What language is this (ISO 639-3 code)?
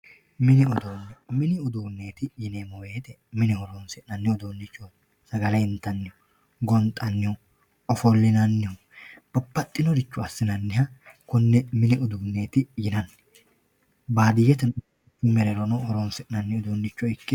sid